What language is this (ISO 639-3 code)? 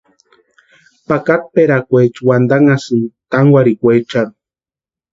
pua